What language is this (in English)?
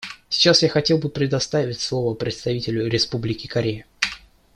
Russian